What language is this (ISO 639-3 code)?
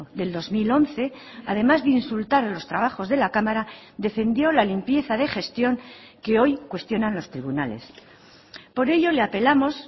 spa